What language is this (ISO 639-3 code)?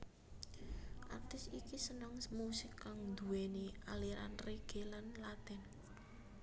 jav